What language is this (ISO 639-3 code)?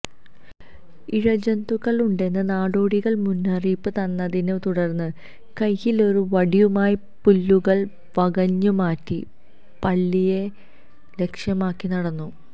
mal